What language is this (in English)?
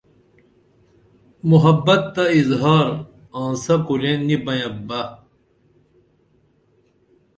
Dameli